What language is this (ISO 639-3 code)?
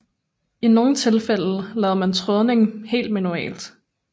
dan